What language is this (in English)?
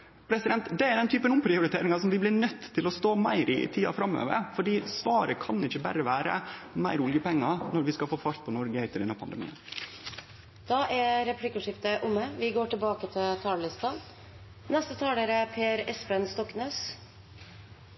Norwegian